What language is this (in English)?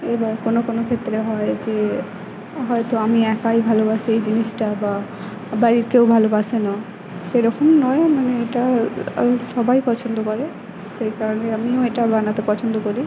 Bangla